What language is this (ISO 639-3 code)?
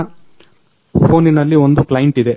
kan